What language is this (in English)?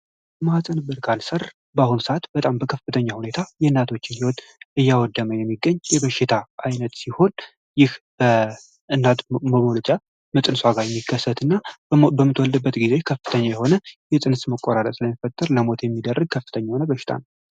Amharic